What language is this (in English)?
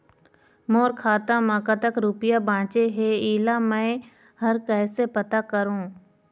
Chhattisgarhi